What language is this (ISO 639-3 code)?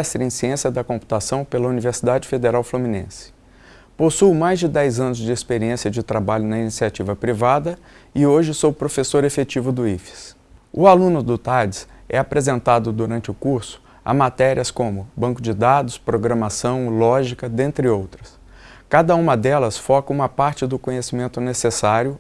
por